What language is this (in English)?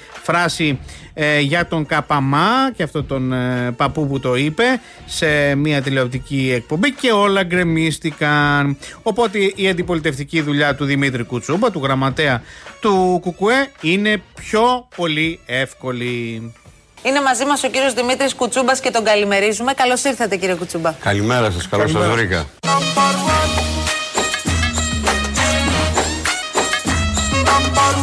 Greek